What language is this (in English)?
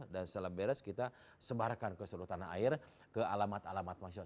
Indonesian